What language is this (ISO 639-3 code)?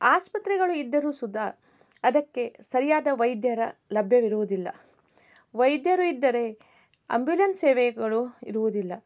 kan